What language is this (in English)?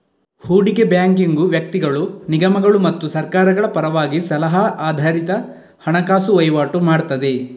Kannada